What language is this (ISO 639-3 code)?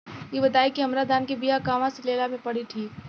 bho